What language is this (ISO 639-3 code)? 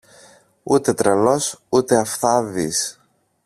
ell